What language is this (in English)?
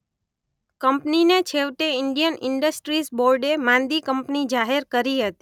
Gujarati